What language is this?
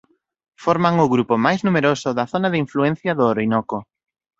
Galician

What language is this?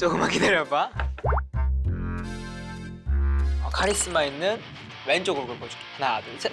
Korean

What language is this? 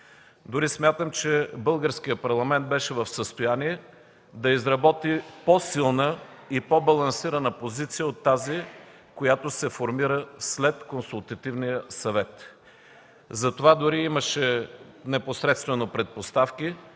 Bulgarian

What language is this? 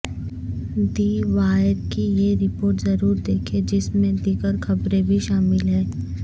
Urdu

